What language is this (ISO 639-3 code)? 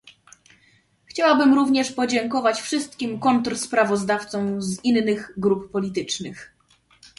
pol